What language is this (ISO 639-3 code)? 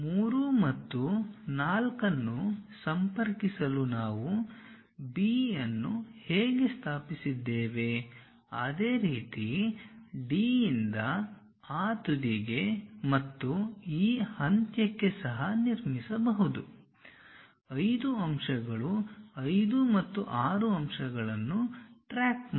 kan